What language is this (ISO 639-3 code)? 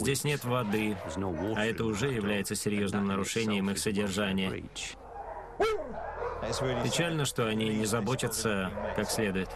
rus